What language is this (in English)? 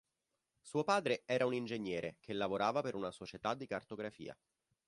Italian